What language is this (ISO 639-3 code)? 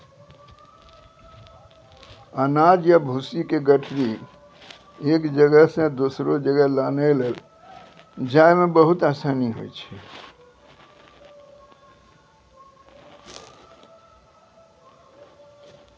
mai